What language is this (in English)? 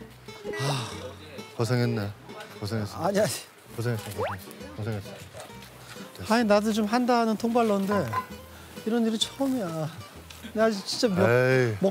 Korean